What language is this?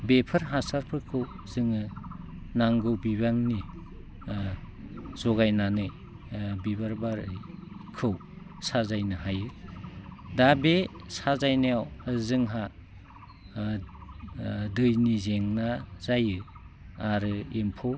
Bodo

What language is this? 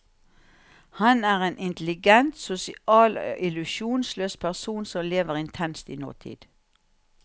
Norwegian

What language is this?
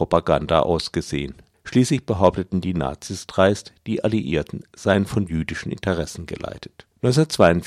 German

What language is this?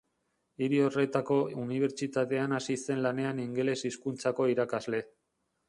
Basque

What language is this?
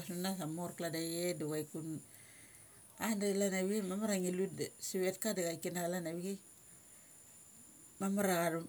Mali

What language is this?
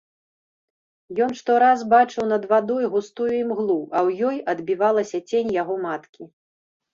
Belarusian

